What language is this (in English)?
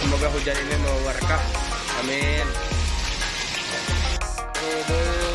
Indonesian